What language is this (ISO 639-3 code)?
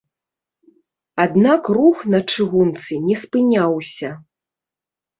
bel